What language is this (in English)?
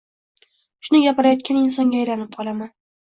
Uzbek